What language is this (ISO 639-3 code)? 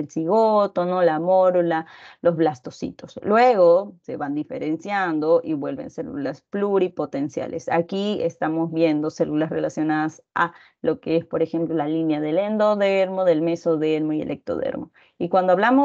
spa